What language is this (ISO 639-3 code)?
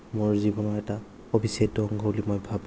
asm